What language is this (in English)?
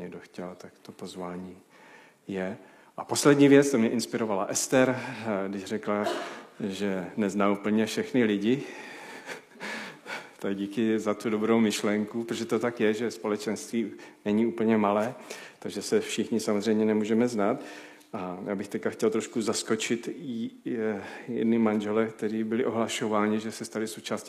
Czech